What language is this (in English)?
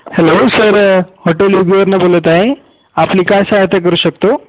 Marathi